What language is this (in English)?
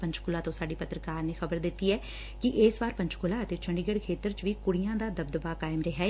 Punjabi